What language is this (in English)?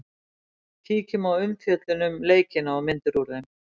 Icelandic